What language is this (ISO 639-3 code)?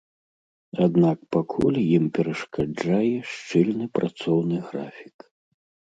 bel